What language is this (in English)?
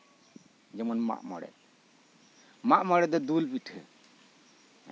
Santali